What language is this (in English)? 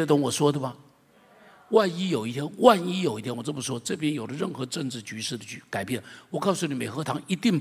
Chinese